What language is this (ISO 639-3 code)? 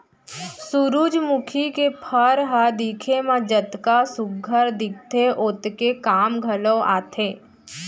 hne